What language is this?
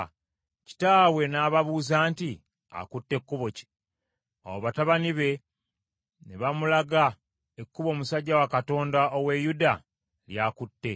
Ganda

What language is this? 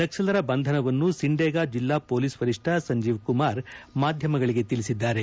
Kannada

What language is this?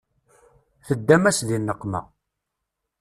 Kabyle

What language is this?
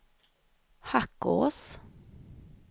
Swedish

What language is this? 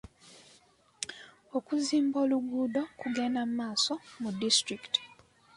Ganda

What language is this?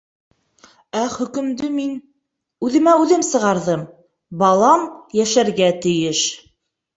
Bashkir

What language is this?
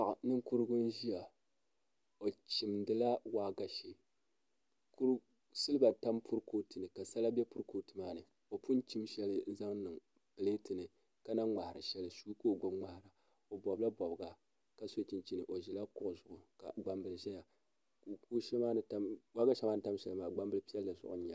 Dagbani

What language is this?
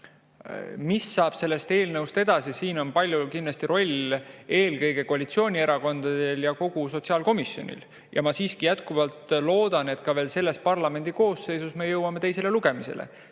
Estonian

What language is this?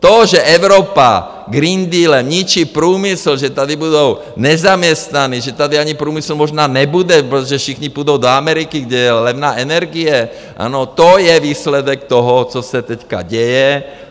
Czech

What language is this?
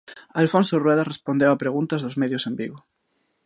Galician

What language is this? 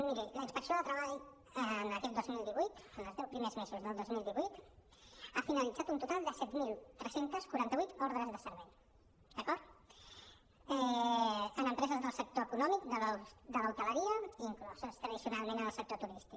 Catalan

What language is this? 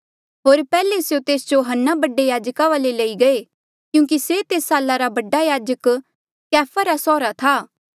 Mandeali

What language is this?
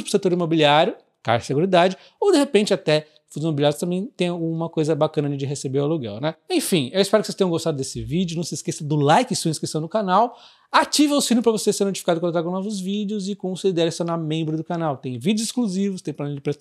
Portuguese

